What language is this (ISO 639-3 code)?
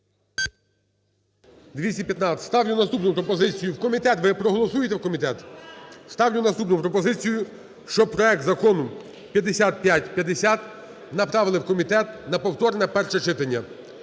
ukr